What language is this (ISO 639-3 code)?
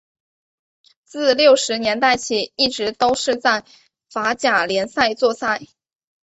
zho